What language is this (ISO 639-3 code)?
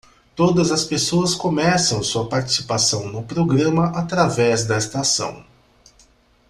por